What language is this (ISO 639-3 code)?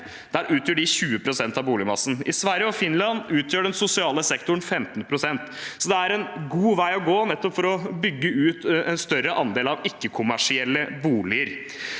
nor